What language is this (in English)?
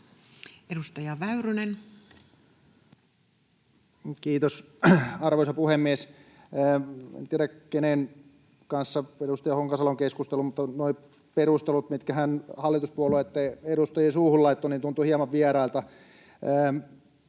Finnish